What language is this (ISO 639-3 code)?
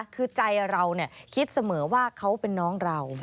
tha